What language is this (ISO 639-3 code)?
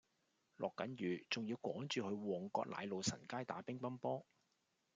yue